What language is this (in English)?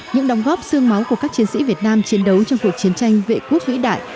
Vietnamese